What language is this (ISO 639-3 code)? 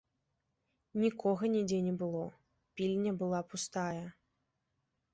bel